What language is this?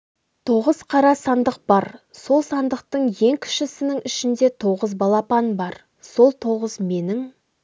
Kazakh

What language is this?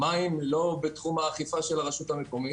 Hebrew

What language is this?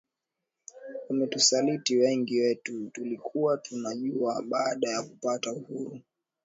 Swahili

